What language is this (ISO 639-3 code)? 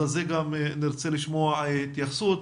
heb